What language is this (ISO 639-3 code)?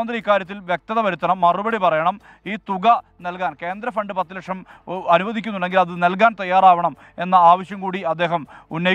mal